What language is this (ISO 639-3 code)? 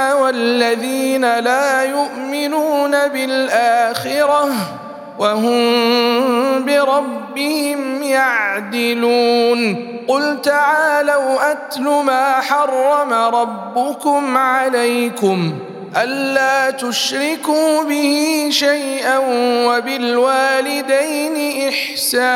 ara